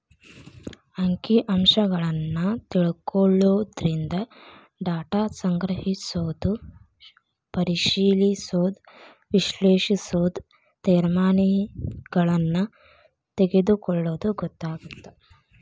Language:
Kannada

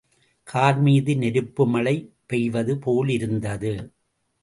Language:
Tamil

